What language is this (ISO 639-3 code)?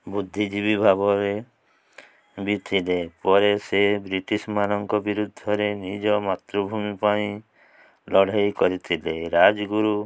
ori